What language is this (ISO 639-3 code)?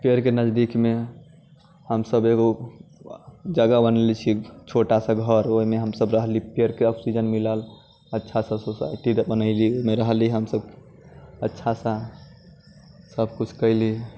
mai